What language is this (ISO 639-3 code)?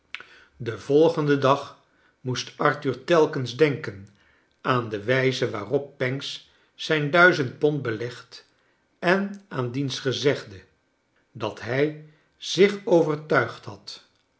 nld